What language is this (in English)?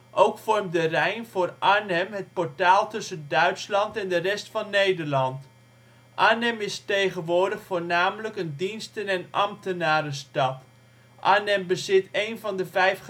Dutch